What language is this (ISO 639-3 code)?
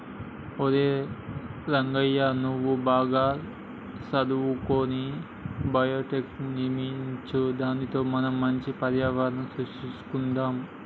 tel